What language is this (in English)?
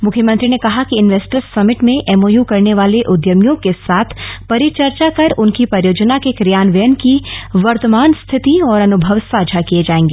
Hindi